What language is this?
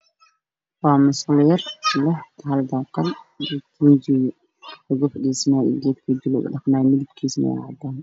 Somali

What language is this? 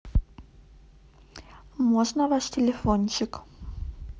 Russian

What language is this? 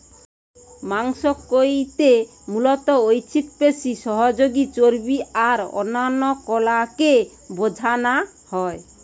Bangla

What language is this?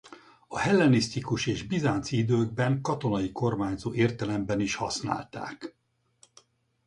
Hungarian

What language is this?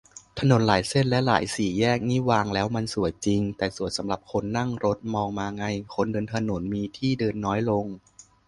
Thai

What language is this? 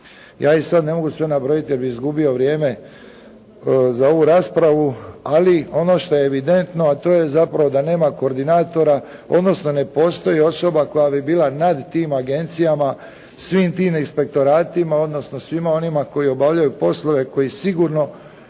Croatian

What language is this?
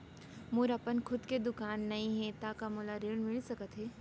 Chhattisgarhi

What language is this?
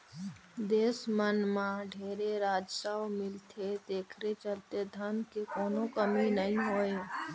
Chhattisgarhi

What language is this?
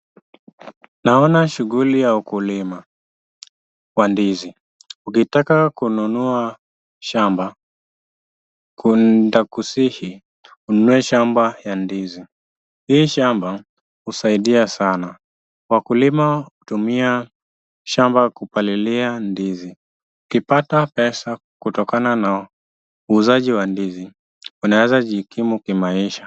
Swahili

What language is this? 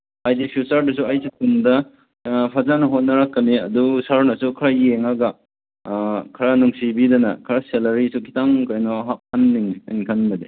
Manipuri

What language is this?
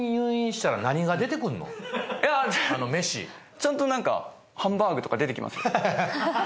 Japanese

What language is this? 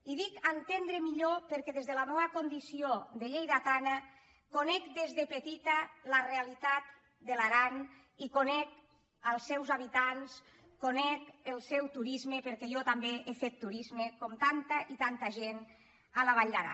Catalan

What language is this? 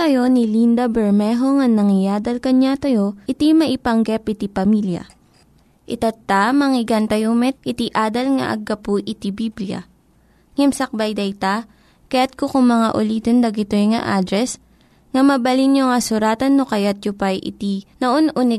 Filipino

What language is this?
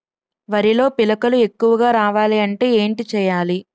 Telugu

